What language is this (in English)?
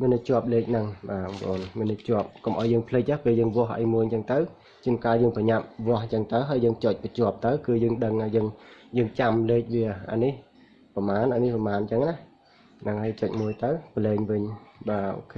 Vietnamese